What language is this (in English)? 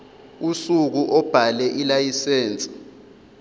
Zulu